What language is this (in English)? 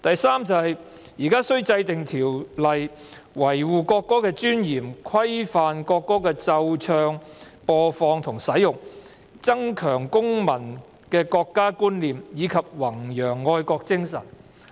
Cantonese